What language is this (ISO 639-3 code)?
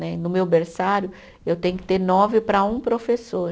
por